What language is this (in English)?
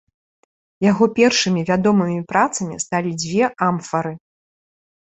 Belarusian